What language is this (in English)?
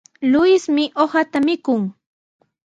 Sihuas Ancash Quechua